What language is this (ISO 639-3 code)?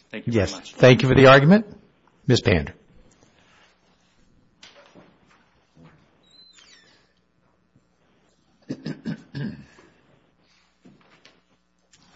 eng